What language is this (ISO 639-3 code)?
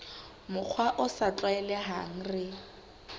sot